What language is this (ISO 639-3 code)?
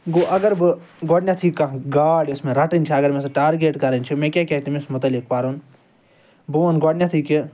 kas